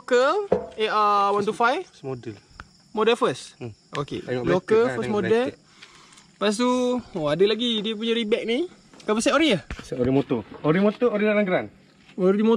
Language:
Malay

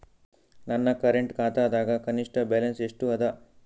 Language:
Kannada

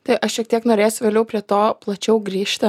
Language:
Lithuanian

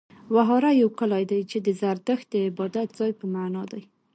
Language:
Pashto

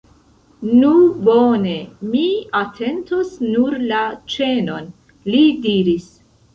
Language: Esperanto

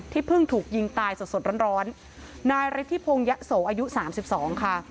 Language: Thai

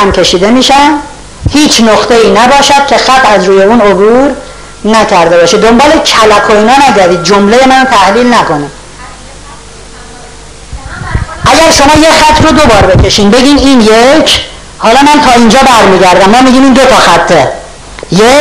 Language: Persian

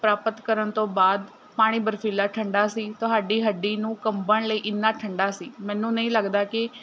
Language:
Punjabi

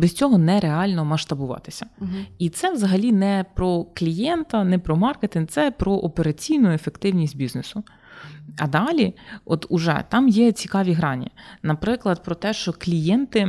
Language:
Ukrainian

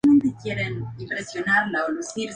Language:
Spanish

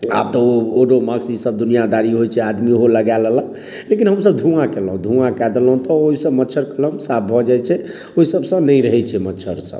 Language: Maithili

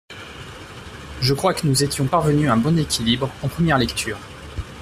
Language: French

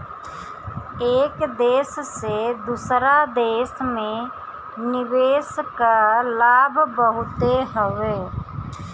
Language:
Bhojpuri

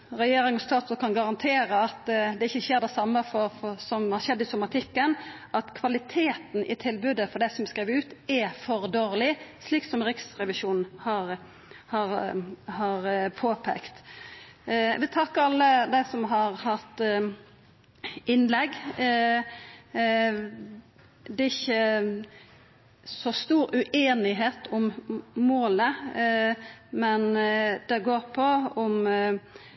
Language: Norwegian Nynorsk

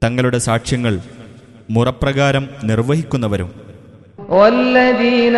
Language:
Malayalam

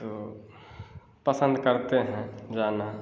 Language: Hindi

